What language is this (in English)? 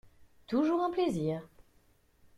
French